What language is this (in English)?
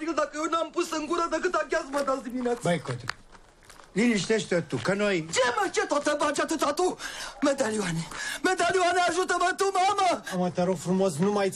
Romanian